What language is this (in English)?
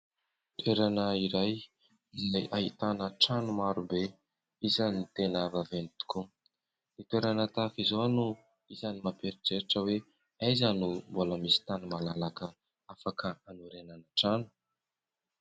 Malagasy